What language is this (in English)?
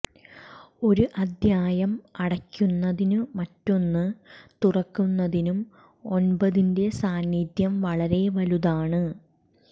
Malayalam